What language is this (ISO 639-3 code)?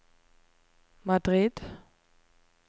nor